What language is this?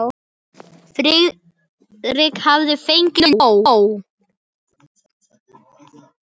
Icelandic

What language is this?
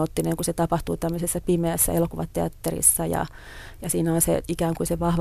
Finnish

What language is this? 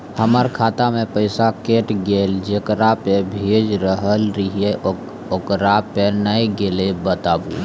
Maithili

